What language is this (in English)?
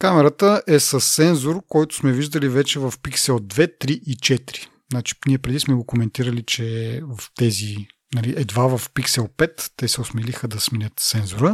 Bulgarian